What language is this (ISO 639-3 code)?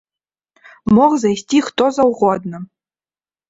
bel